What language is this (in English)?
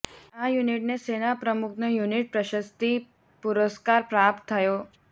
Gujarati